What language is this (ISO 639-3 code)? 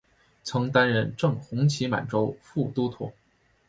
zho